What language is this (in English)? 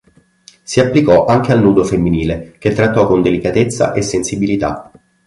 Italian